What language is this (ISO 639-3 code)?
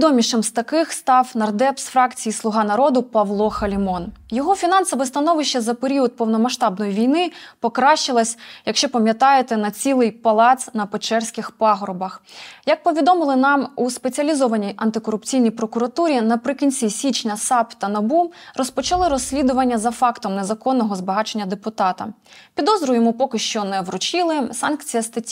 ukr